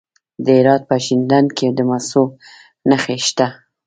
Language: Pashto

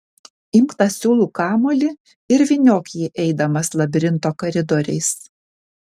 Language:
Lithuanian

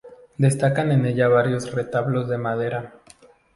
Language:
Spanish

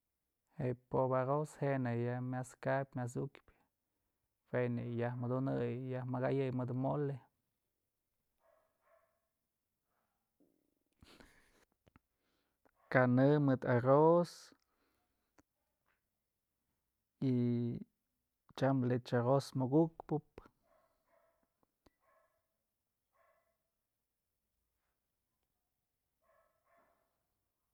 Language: Mazatlán Mixe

